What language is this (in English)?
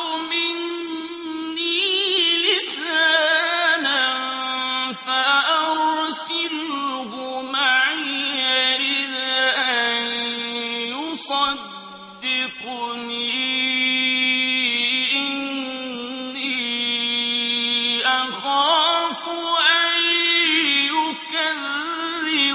Arabic